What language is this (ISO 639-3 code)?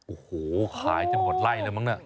tha